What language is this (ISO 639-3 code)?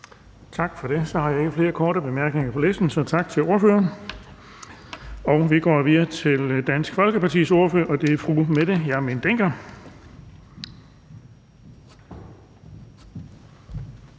dan